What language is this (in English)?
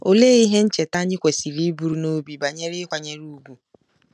Igbo